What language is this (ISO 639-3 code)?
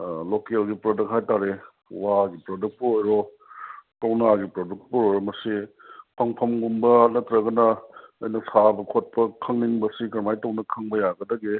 mni